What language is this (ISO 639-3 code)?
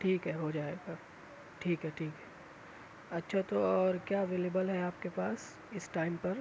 urd